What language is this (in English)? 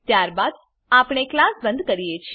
Gujarati